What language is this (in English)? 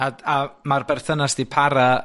Welsh